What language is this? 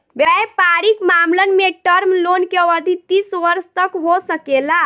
Bhojpuri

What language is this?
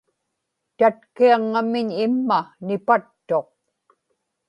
Inupiaq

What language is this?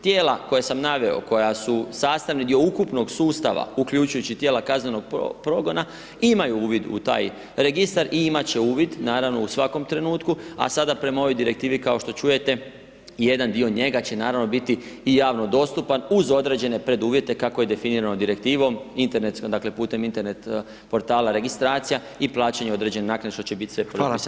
Croatian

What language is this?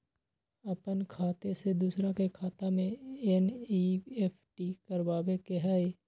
Magahi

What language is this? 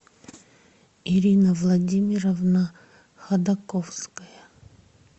Russian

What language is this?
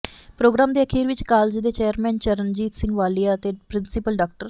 Punjabi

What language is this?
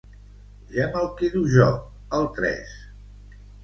Catalan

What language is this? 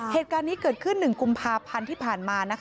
Thai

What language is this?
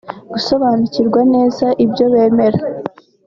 Kinyarwanda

